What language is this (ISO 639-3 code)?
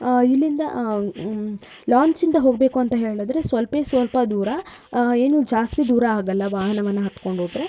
kan